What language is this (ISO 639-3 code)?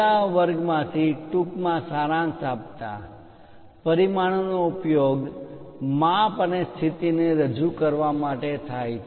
guj